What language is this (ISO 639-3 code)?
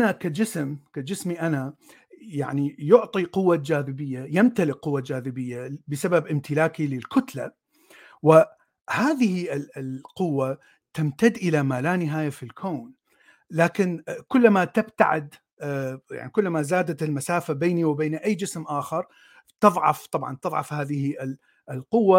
ara